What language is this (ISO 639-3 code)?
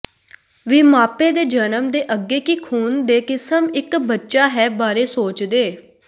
pan